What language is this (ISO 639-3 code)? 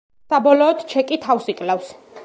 kat